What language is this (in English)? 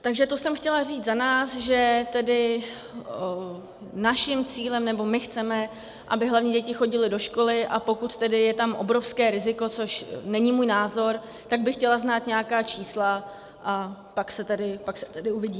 Czech